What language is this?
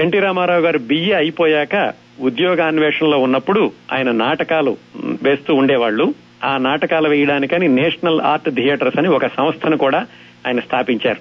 Telugu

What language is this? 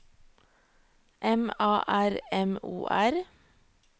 Norwegian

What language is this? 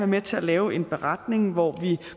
Danish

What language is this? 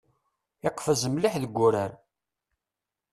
Kabyle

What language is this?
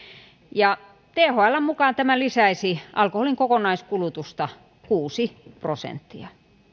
Finnish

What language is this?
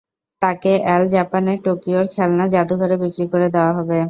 Bangla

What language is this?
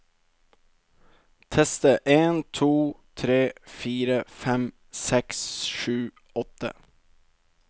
Norwegian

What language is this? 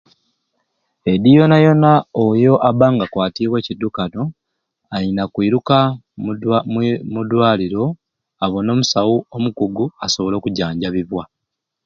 Ruuli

